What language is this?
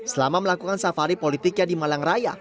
Indonesian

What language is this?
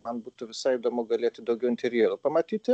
Lithuanian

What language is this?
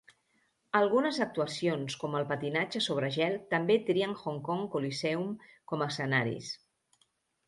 Catalan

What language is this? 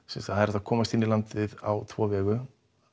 Icelandic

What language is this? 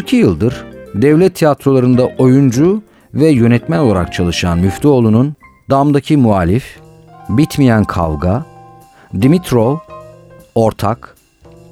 Turkish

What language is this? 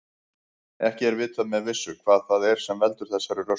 Icelandic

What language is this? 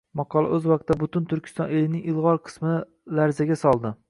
Uzbek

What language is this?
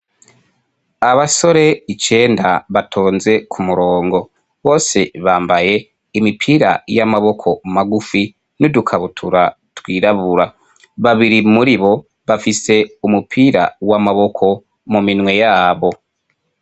Rundi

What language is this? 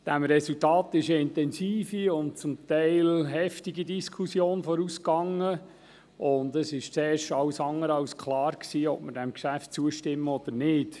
Swiss German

